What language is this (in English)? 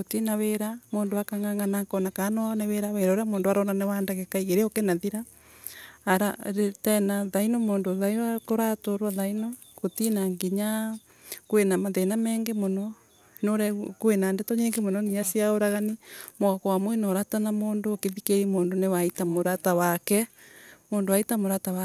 Embu